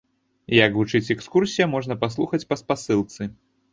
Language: Belarusian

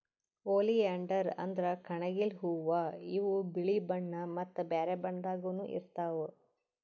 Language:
Kannada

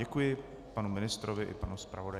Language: Czech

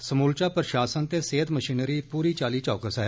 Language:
Dogri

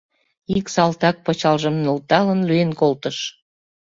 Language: Mari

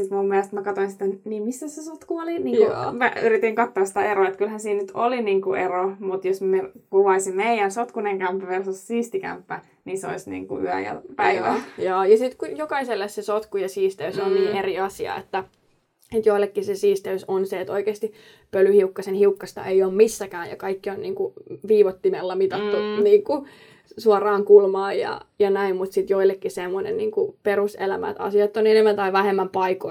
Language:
Finnish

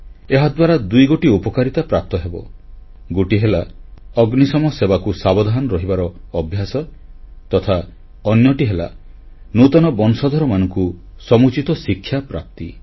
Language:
Odia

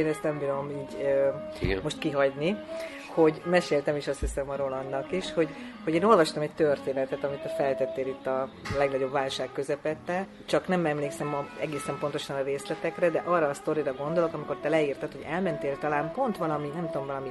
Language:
Hungarian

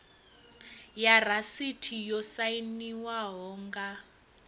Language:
Venda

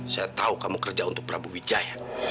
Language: Indonesian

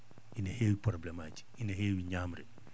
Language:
Fula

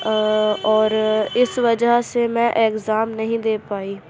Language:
Urdu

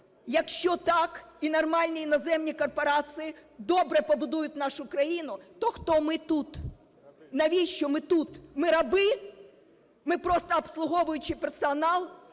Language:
Ukrainian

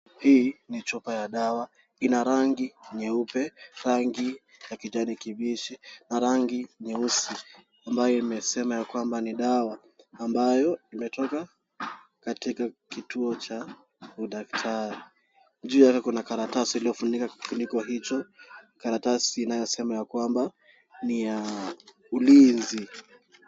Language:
Swahili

